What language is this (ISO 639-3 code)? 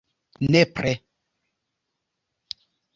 epo